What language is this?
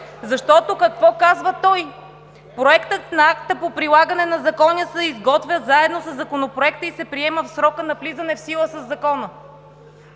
Bulgarian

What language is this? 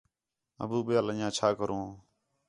Khetrani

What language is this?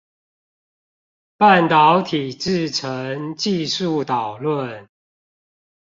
Chinese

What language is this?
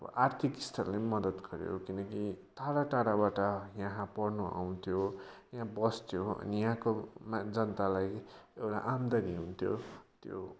Nepali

